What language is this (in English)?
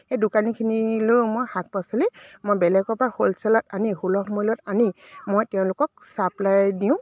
Assamese